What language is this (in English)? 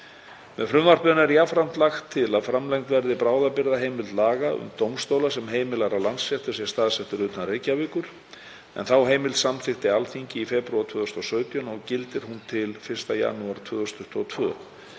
Icelandic